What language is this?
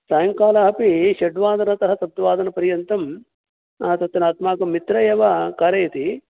Sanskrit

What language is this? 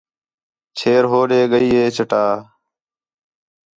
Khetrani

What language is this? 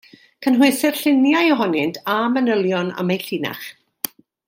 Welsh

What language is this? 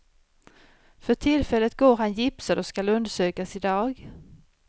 Swedish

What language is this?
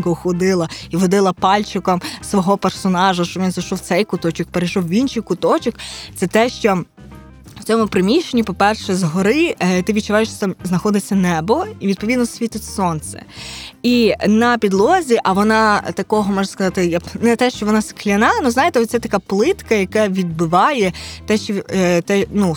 Ukrainian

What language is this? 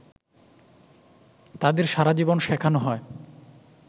Bangla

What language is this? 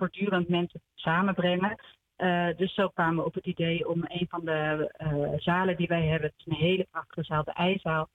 Dutch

